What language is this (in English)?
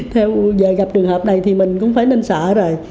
Vietnamese